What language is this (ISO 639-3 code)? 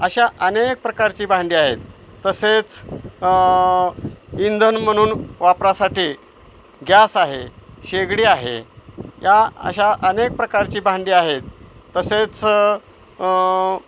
mar